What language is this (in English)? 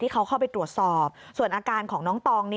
Thai